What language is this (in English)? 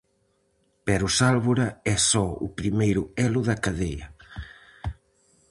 Galician